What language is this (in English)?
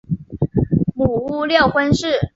Chinese